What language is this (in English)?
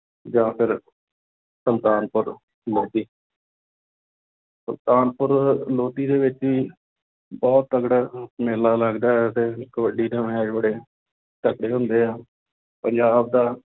Punjabi